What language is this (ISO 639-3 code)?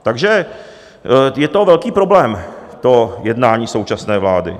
ces